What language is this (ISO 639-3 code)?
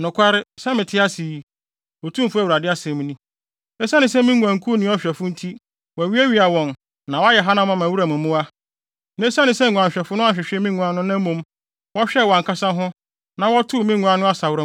aka